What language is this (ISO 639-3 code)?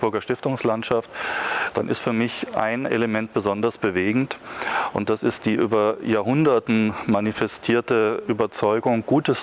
deu